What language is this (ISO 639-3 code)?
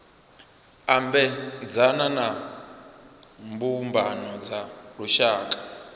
ven